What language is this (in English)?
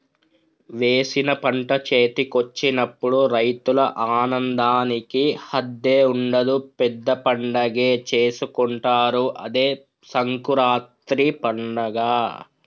Telugu